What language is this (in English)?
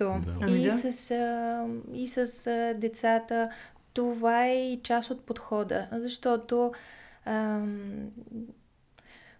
Bulgarian